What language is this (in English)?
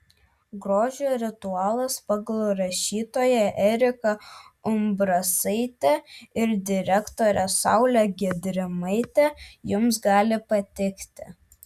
Lithuanian